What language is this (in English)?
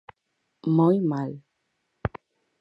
Galician